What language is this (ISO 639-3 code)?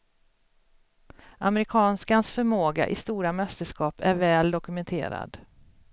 swe